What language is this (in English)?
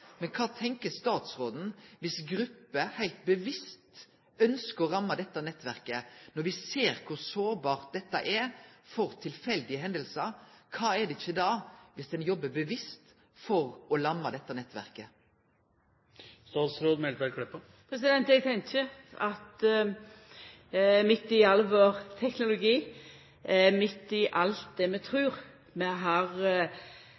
Norwegian Nynorsk